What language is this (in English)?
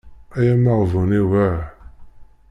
Kabyle